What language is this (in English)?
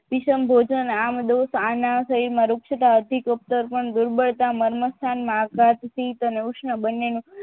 Gujarati